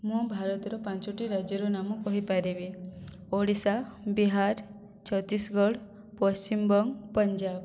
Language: Odia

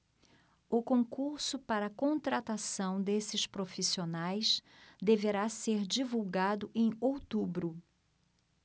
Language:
Portuguese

